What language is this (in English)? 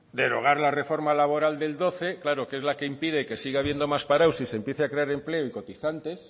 Spanish